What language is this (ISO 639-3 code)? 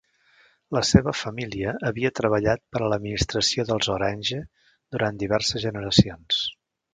cat